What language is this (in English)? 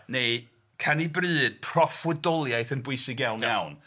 Welsh